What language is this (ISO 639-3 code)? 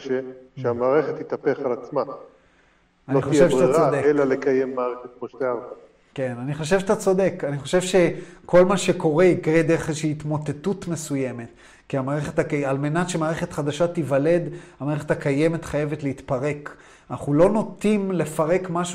heb